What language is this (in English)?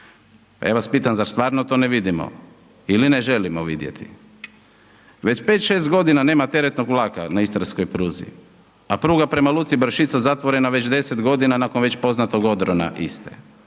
Croatian